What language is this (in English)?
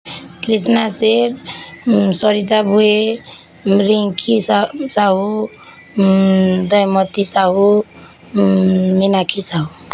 Odia